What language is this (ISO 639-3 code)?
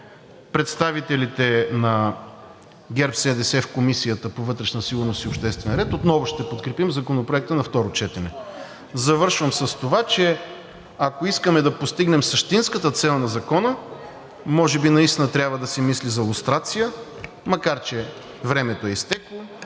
bul